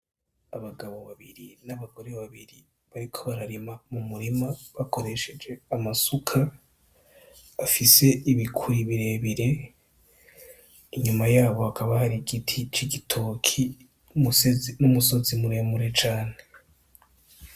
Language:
Rundi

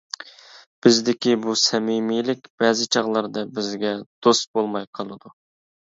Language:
Uyghur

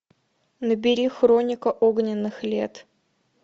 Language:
Russian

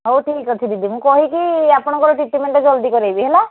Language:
Odia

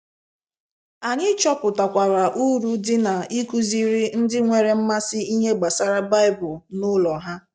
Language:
Igbo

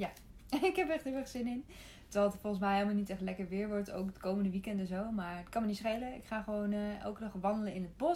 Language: Dutch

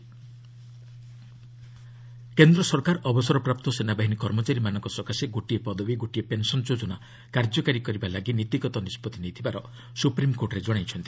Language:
Odia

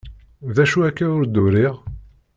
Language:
Kabyle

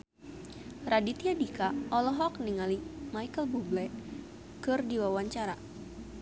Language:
Sundanese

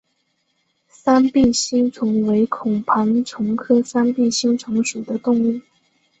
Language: Chinese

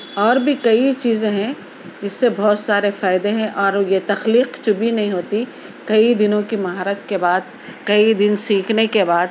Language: Urdu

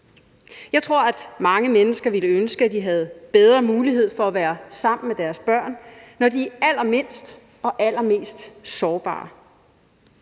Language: Danish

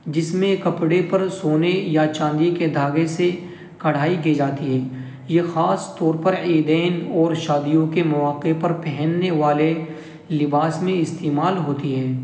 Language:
Urdu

